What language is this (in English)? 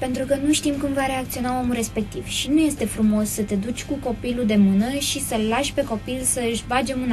Romanian